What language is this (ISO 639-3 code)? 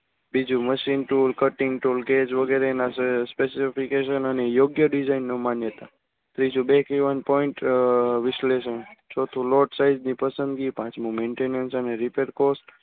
guj